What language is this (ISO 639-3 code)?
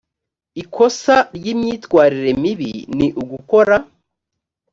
kin